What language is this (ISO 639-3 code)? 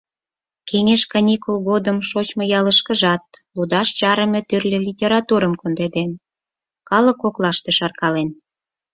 chm